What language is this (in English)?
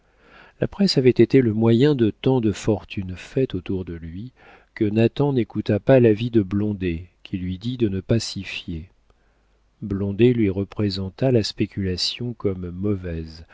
French